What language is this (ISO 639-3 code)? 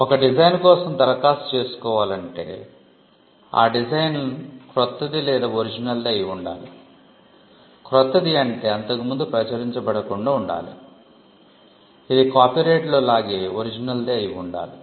tel